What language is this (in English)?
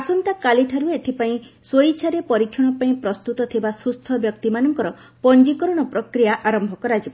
Odia